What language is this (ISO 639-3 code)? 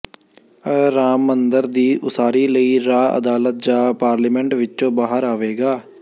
pan